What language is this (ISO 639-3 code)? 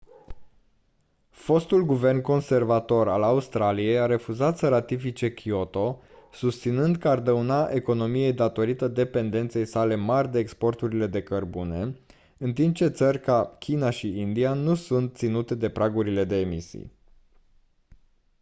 ron